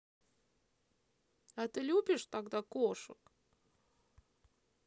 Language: Russian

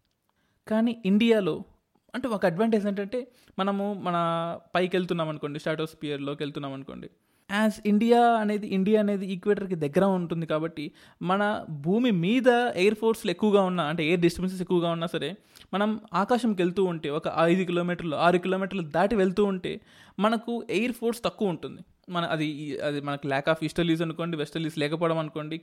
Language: Telugu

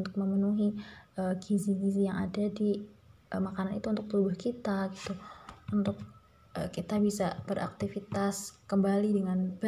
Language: Indonesian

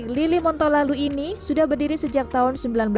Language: Indonesian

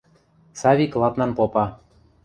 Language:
Western Mari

